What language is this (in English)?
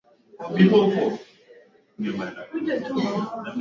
Swahili